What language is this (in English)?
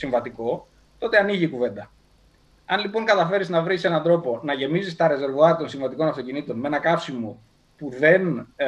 Greek